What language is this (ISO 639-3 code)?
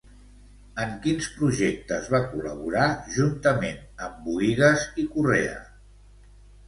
cat